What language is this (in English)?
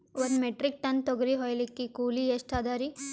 Kannada